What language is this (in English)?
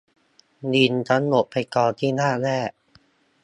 Thai